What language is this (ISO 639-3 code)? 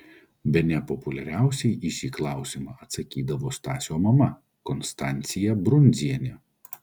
lit